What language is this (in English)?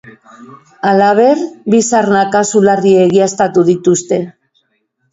Basque